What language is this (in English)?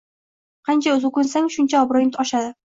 Uzbek